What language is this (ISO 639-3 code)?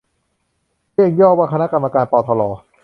tha